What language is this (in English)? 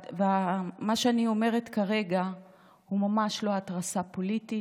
Hebrew